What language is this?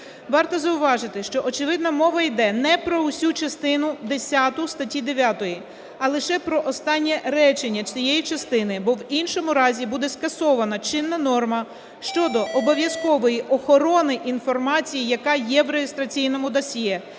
Ukrainian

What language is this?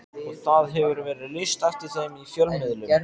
Icelandic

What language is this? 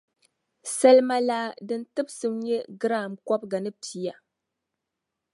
Dagbani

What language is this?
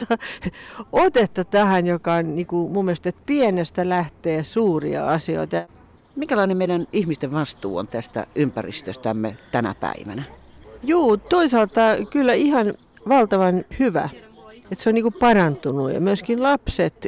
Finnish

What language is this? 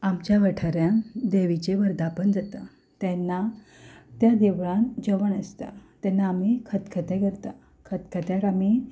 Konkani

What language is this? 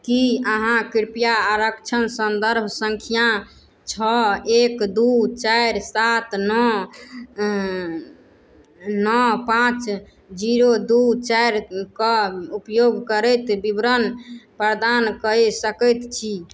Maithili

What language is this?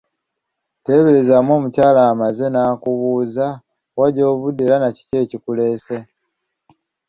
Ganda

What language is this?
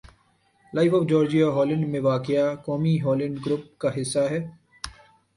Urdu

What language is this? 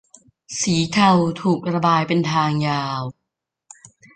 Thai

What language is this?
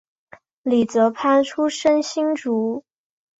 Chinese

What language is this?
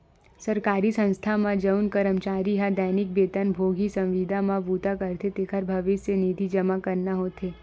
Chhattisgarhi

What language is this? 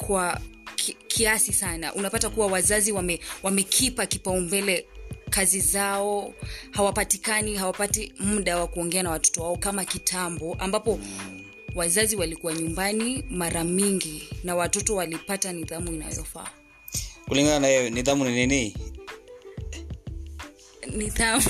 Swahili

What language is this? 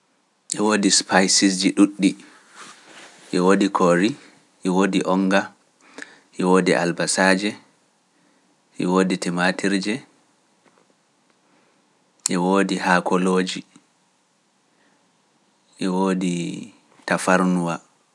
Pular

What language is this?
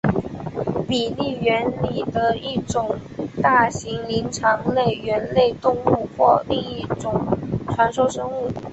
Chinese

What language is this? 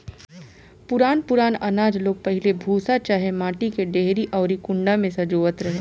Bhojpuri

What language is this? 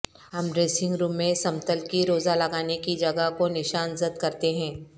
Urdu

